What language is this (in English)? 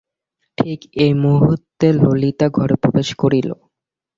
Bangla